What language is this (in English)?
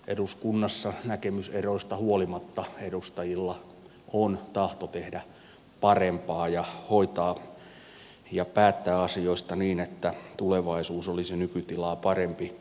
Finnish